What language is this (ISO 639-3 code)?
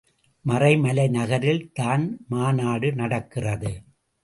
tam